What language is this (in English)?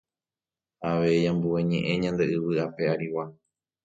Guarani